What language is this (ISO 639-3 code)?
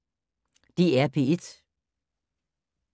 dan